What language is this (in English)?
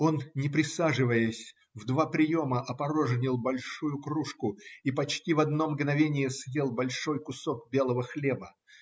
Russian